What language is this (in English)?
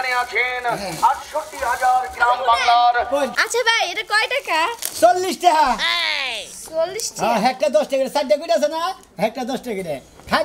Arabic